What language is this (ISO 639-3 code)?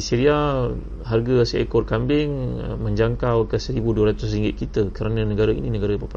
msa